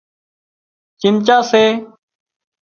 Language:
Wadiyara Koli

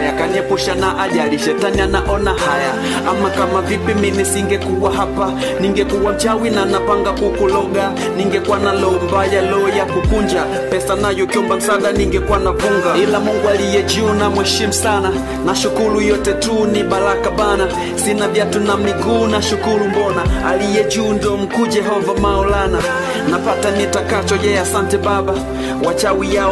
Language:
Romanian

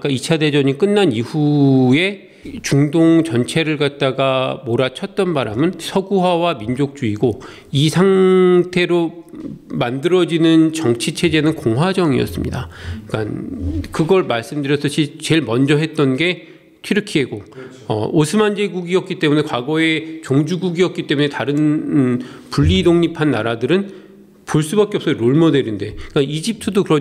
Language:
Korean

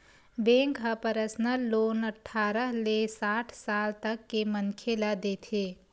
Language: Chhattisgarhi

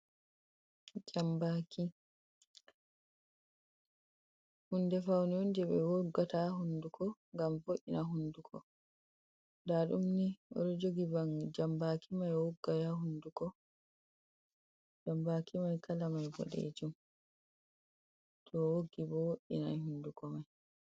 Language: Fula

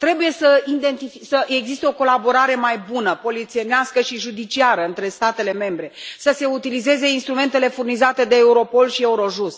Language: Romanian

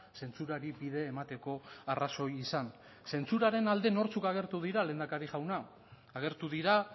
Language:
Basque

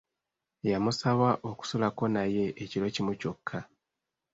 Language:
Ganda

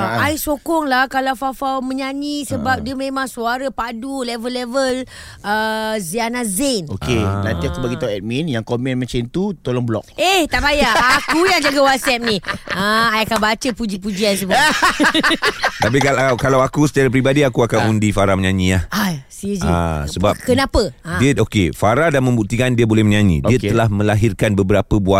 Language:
Malay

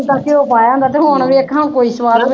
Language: Punjabi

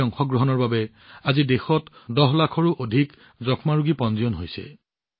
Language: Assamese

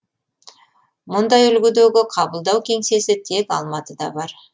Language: Kazakh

